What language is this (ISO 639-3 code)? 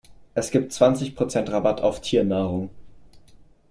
deu